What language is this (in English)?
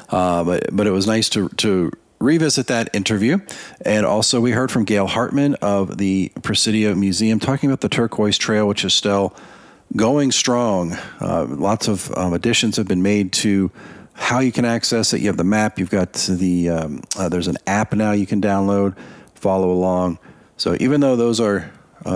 English